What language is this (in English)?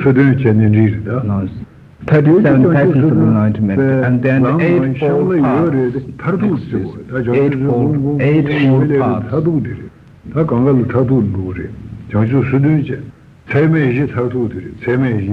Italian